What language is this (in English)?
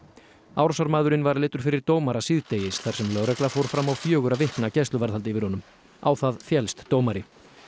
Icelandic